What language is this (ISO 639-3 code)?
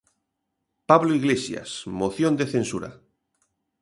glg